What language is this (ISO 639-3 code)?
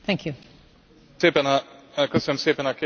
hun